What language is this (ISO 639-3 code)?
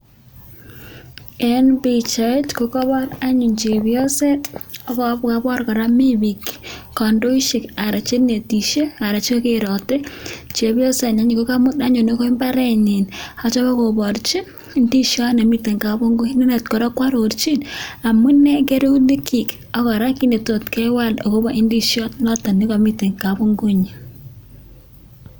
kln